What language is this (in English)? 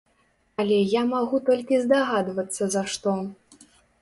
Belarusian